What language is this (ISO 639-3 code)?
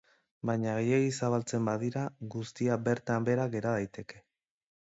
eus